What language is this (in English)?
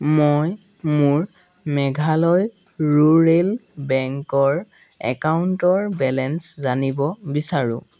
Assamese